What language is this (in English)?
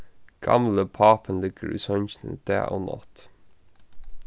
Faroese